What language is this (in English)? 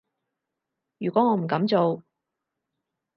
Cantonese